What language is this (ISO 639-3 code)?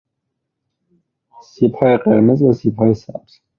fas